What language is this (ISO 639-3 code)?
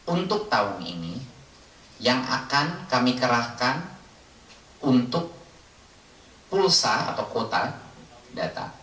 ind